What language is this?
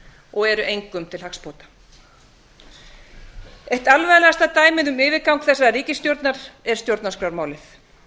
Icelandic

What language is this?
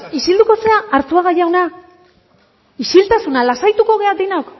Basque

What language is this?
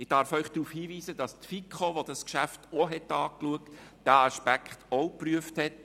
Swiss German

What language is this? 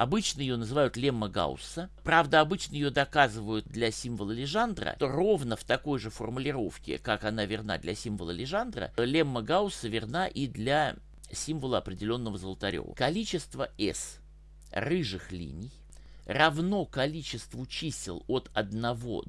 Russian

